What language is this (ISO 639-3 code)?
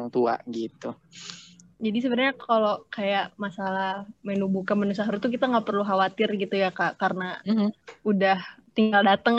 ind